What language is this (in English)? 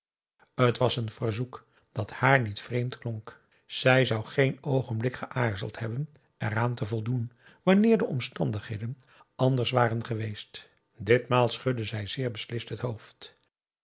Dutch